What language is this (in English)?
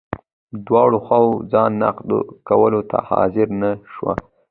Pashto